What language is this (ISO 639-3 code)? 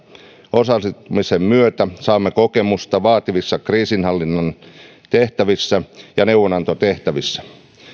fin